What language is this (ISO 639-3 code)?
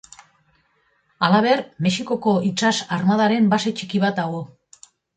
eus